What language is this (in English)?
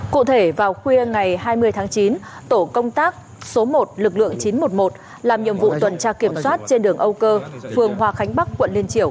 Vietnamese